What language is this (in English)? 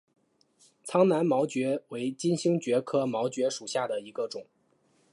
Chinese